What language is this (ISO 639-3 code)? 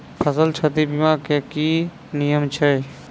mai